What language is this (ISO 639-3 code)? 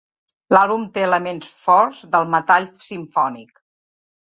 cat